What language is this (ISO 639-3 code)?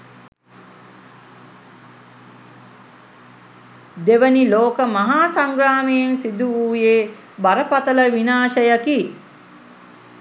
sin